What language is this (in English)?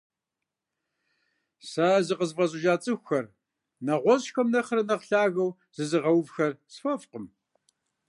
Kabardian